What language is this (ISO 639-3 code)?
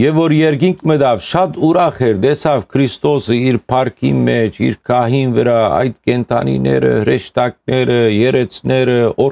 tur